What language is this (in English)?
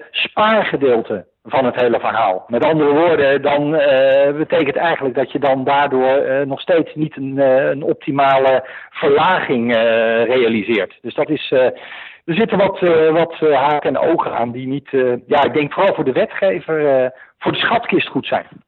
Dutch